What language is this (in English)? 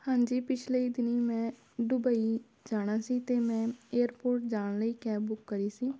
Punjabi